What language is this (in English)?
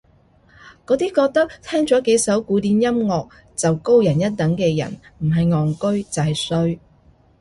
Cantonese